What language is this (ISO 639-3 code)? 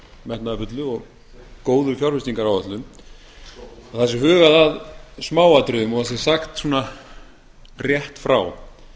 isl